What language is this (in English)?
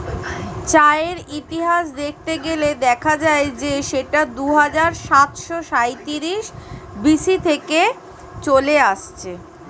Bangla